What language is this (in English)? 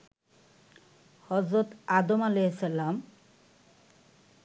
Bangla